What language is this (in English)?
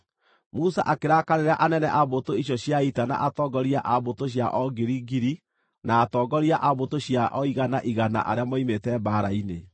Kikuyu